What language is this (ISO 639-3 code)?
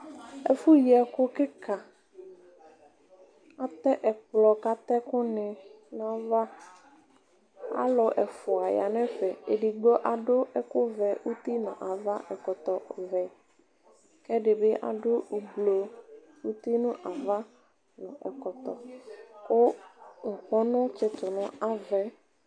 kpo